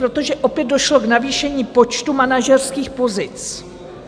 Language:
Czech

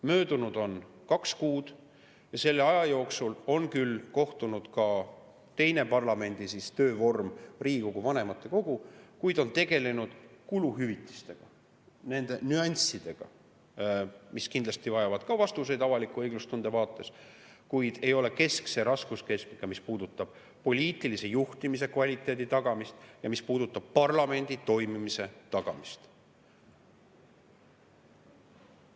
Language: Estonian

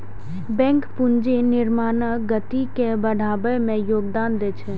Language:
Maithili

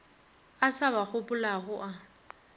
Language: Northern Sotho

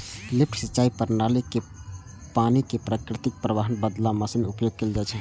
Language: Maithili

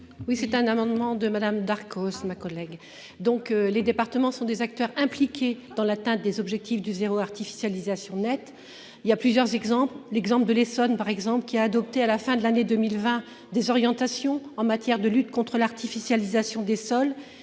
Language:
French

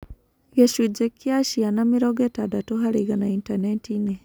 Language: Kikuyu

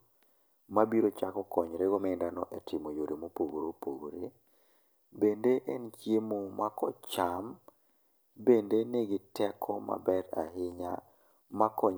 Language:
Luo (Kenya and Tanzania)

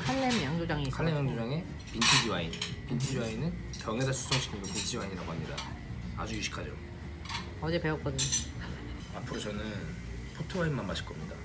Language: Korean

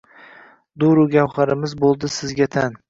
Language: Uzbek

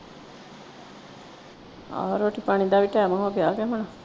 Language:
Punjabi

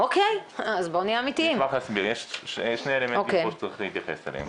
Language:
Hebrew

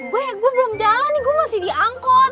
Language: Indonesian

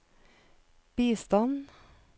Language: Norwegian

